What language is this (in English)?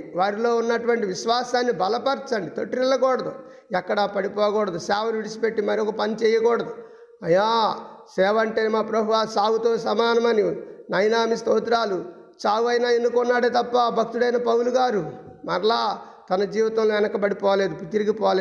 Telugu